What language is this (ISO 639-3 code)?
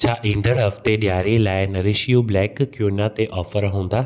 snd